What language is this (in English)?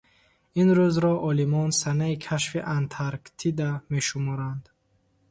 Tajik